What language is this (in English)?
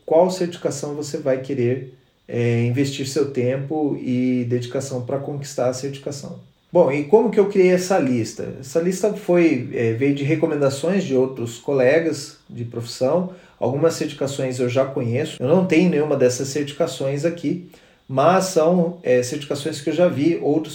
Portuguese